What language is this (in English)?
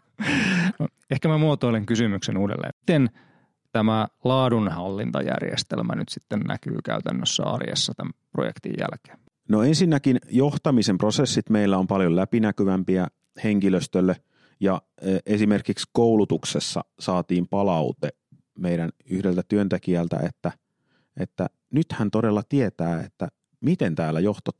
Finnish